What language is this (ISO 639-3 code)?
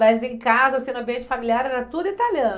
por